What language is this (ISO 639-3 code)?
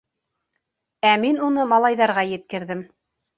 bak